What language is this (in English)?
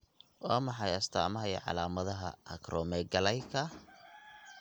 Somali